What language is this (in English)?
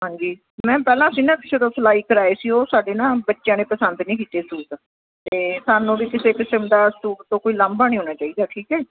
Punjabi